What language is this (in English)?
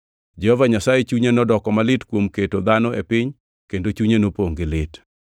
Luo (Kenya and Tanzania)